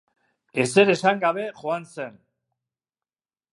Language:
Basque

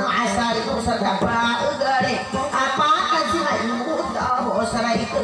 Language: Thai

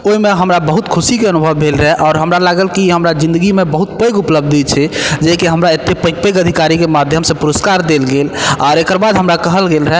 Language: Maithili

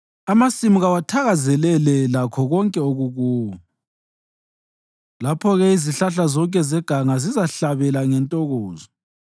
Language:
North Ndebele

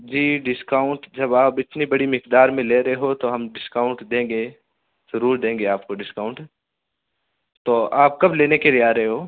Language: Urdu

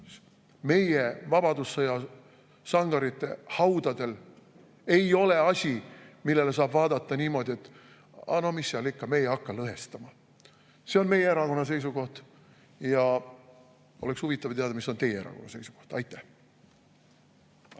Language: Estonian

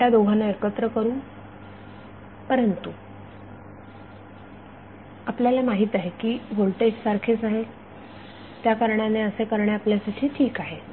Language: Marathi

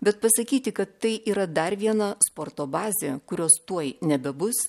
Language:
Lithuanian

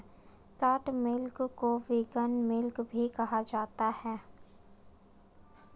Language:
Hindi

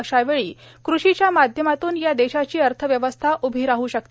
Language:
Marathi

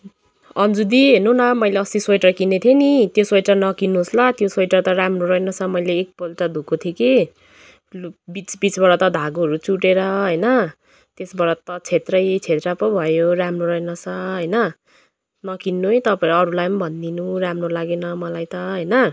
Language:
Nepali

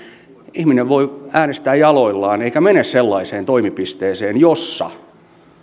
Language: Finnish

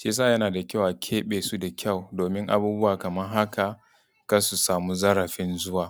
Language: Hausa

